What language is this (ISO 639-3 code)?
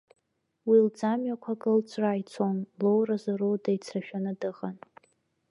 abk